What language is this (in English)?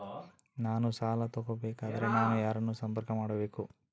Kannada